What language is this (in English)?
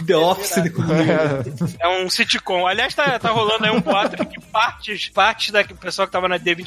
Portuguese